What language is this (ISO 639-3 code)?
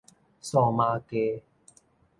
nan